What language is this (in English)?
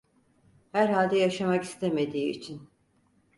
Turkish